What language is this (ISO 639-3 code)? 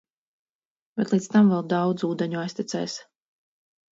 lav